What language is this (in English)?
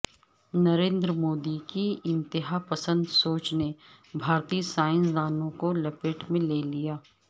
Urdu